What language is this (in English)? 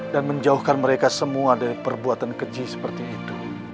Indonesian